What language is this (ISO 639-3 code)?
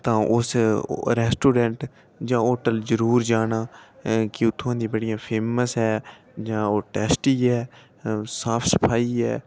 doi